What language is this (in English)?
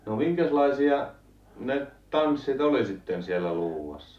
Finnish